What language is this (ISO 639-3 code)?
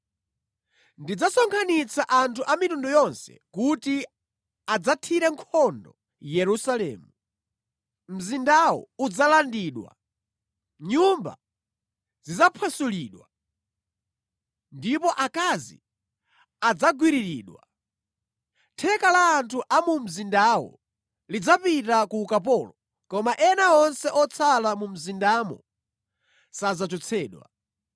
nya